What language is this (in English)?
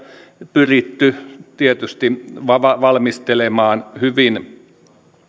Finnish